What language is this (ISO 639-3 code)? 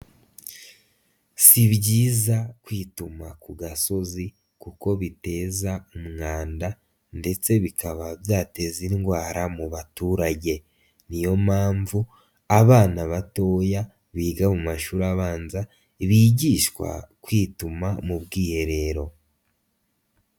kin